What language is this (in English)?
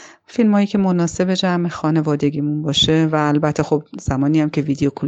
Persian